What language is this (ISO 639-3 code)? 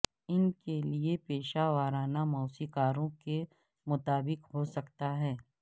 urd